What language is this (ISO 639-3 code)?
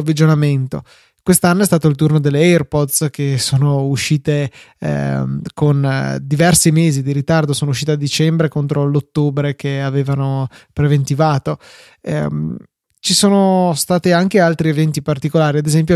ita